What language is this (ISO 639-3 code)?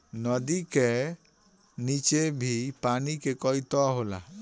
bho